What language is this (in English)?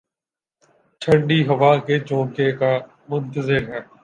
Urdu